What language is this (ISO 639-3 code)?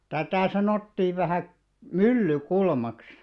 fin